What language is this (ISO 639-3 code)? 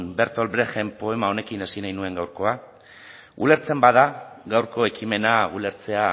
eus